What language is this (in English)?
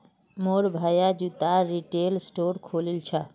Magahi